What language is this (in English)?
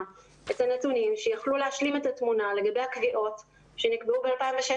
Hebrew